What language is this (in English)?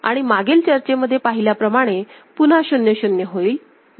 Marathi